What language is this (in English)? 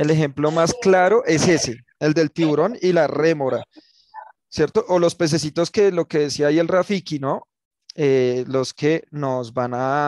Spanish